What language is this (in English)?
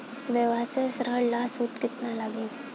Bhojpuri